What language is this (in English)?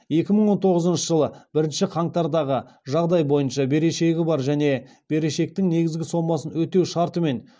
Kazakh